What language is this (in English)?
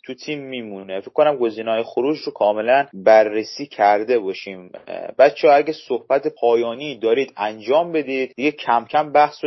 Persian